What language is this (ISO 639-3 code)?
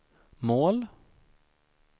swe